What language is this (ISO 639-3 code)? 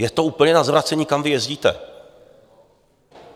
ces